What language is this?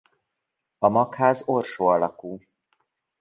Hungarian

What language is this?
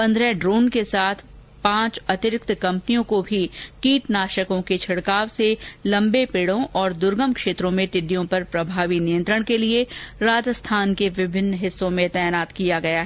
Hindi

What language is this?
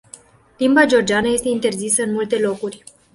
Romanian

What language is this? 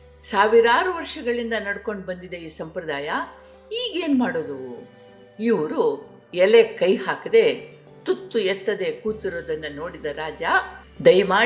Kannada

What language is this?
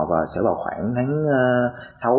Vietnamese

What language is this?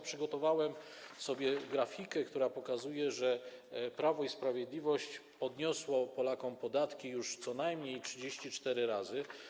Polish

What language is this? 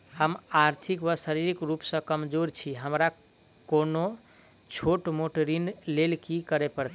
Maithili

